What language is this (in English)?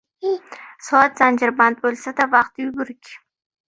Uzbek